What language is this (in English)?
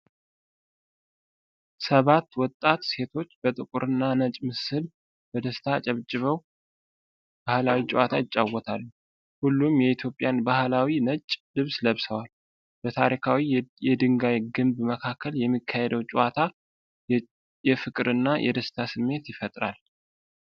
Amharic